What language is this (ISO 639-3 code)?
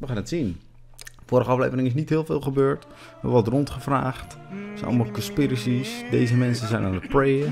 nld